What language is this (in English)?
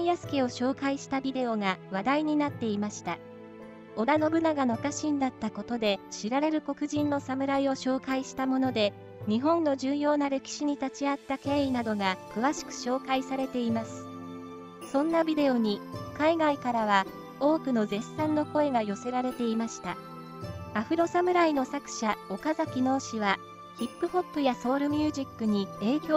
Japanese